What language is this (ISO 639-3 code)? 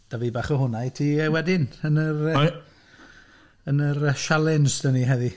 cym